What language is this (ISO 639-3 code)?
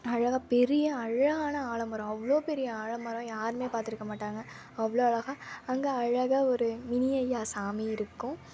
tam